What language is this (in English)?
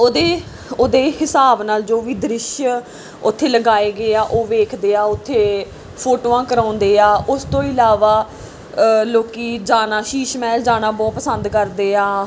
Punjabi